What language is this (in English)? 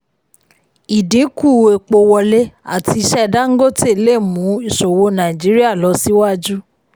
Yoruba